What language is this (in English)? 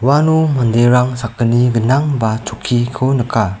Garo